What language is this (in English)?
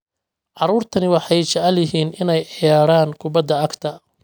Somali